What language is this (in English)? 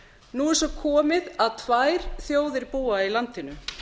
Icelandic